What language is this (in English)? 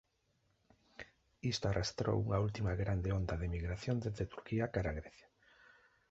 Galician